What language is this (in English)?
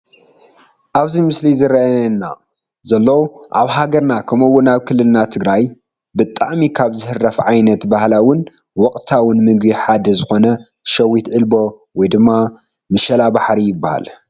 Tigrinya